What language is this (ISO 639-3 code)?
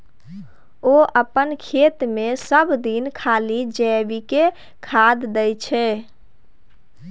mai